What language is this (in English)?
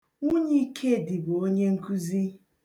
Igbo